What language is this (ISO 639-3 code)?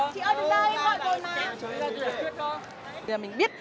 vie